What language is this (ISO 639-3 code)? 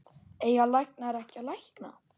isl